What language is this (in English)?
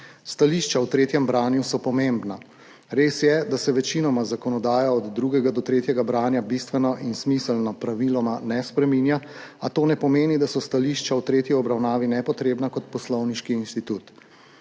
Slovenian